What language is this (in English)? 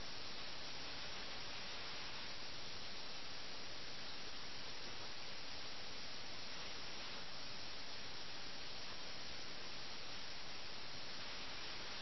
Malayalam